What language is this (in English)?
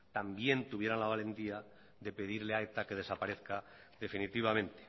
Spanish